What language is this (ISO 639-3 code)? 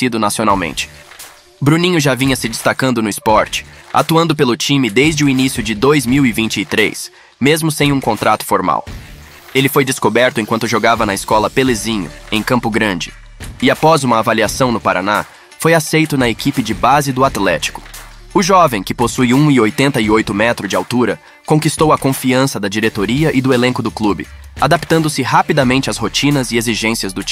por